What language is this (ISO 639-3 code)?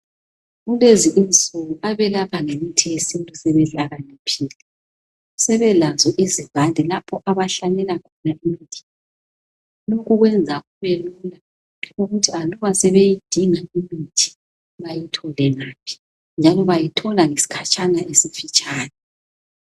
nde